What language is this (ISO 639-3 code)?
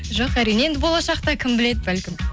kaz